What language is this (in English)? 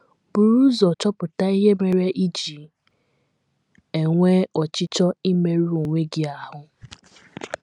Igbo